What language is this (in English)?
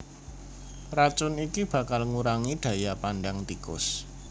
Javanese